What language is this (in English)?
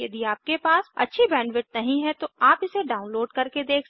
Hindi